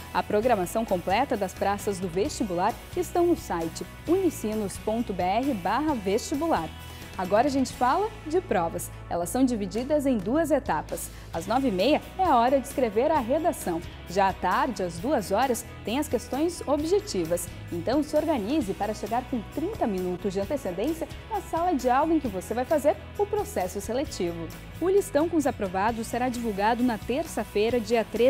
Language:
Portuguese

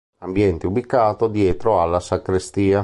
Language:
Italian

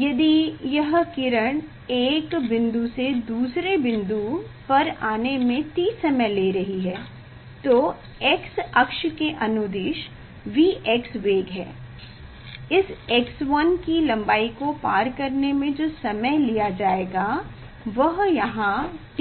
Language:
Hindi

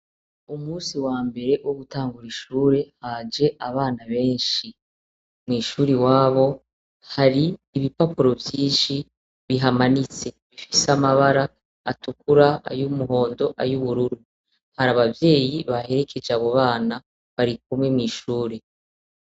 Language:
Rundi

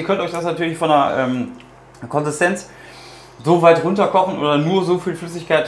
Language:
German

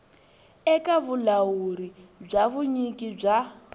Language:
Tsonga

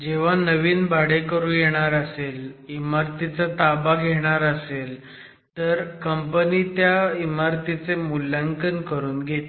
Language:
Marathi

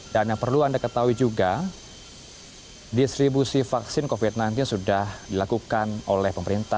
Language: Indonesian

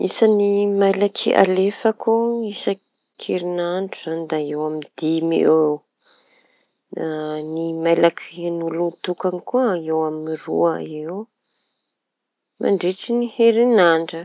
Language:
Tanosy Malagasy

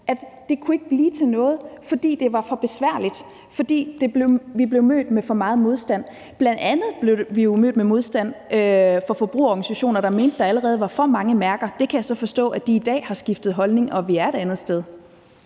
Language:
Danish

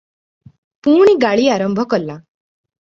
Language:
Odia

